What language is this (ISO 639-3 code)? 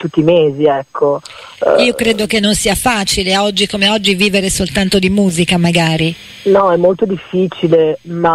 ita